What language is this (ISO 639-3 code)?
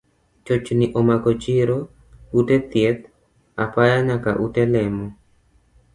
luo